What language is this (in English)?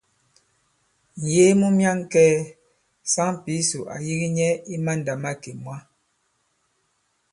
Bankon